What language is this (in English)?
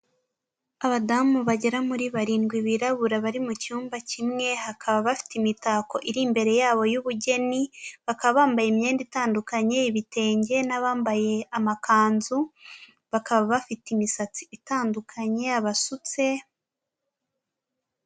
Kinyarwanda